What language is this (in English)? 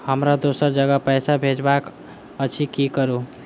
Maithili